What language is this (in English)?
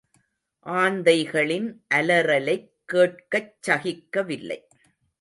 Tamil